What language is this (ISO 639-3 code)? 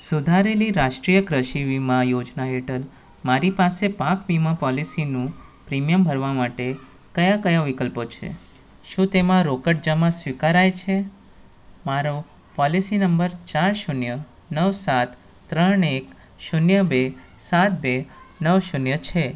guj